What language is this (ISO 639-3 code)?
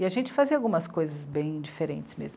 por